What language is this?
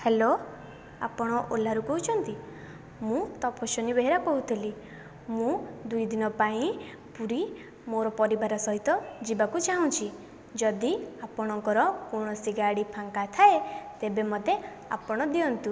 Odia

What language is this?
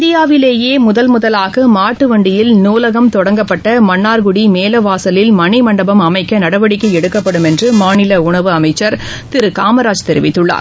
Tamil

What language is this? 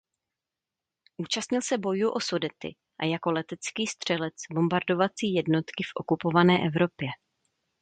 Czech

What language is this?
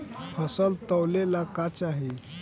Bhojpuri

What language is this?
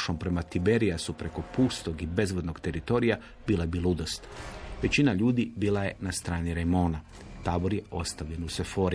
Croatian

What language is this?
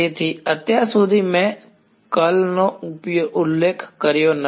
Gujarati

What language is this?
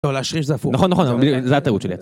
Hebrew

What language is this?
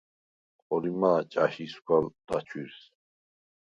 Svan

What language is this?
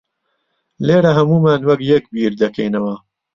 Central Kurdish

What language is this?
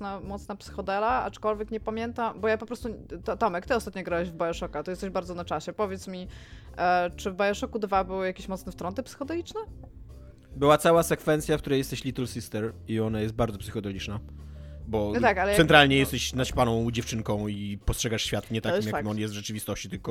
Polish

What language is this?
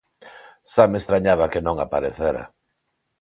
Galician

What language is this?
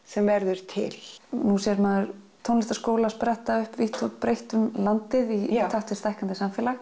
Icelandic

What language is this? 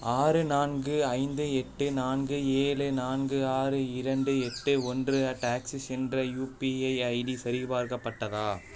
Tamil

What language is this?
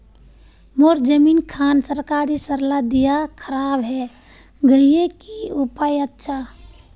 Magahi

